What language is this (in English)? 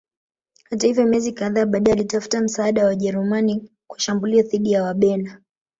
Swahili